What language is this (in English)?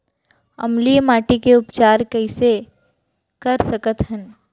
Chhattisgarhi